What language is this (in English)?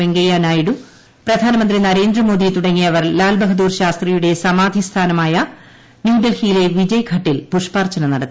Malayalam